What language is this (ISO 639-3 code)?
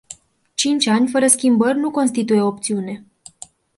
ron